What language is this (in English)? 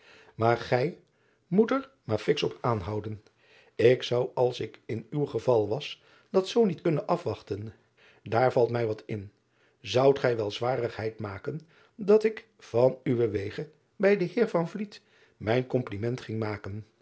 Dutch